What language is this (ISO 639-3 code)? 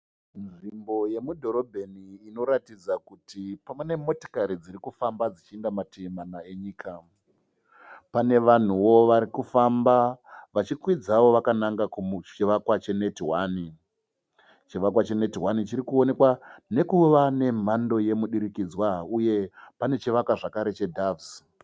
sna